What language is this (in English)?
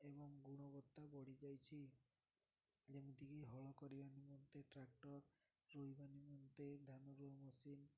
Odia